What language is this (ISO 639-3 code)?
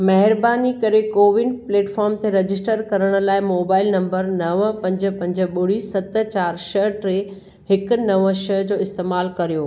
snd